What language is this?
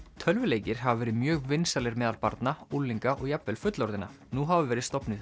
Icelandic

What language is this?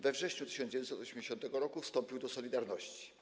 Polish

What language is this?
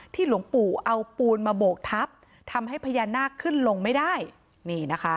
Thai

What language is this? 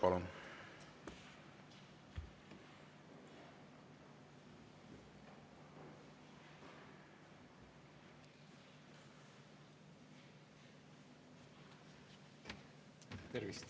Estonian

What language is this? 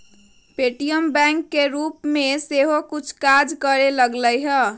Magahi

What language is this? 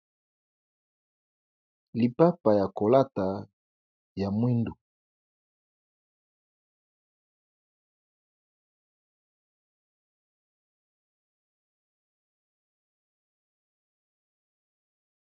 Lingala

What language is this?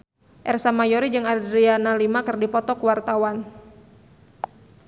Sundanese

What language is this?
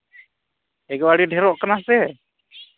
Santali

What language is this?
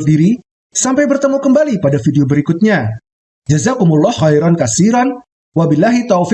English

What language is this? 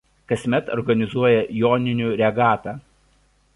Lithuanian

